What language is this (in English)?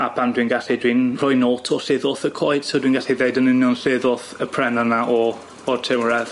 Welsh